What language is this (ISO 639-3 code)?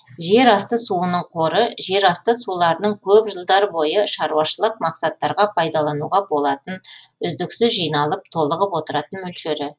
kaz